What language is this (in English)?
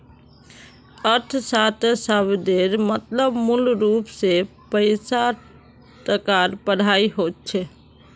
Magahi